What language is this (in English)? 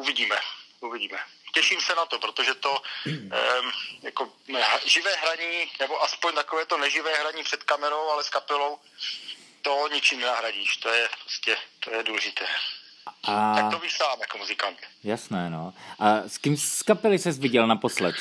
Czech